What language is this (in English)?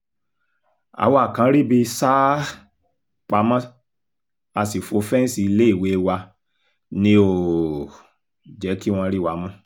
Yoruba